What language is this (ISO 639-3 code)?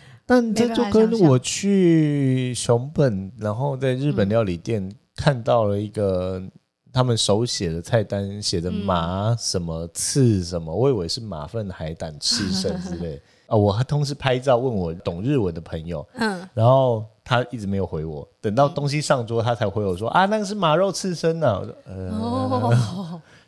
zho